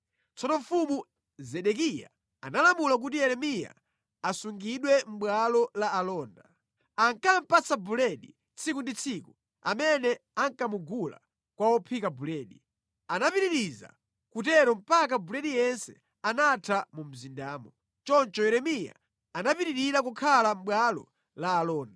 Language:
Nyanja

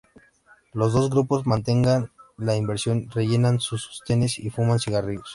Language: Spanish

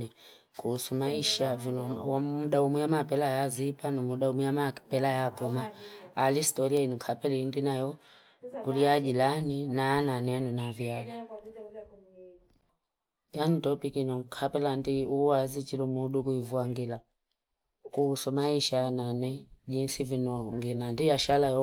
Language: Fipa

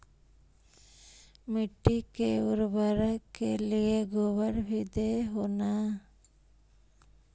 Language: Magahi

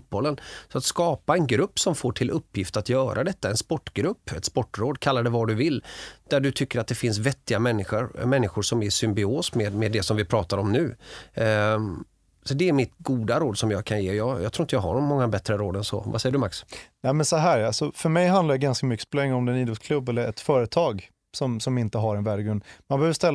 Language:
Swedish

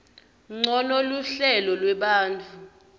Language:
Swati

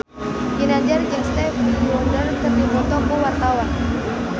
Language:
Sundanese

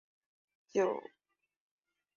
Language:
Chinese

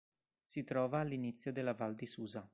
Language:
Italian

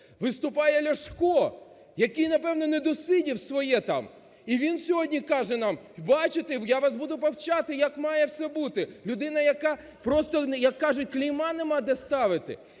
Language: Ukrainian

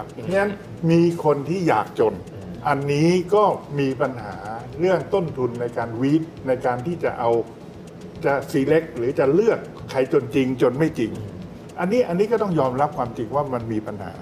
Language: Thai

